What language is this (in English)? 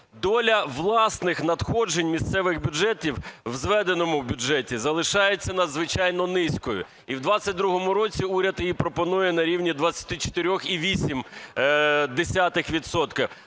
Ukrainian